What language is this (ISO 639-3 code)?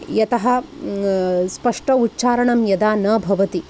san